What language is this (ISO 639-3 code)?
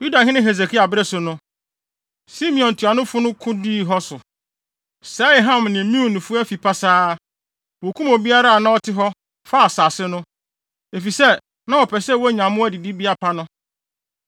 aka